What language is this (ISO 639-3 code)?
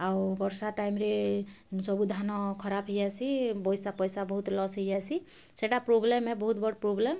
ori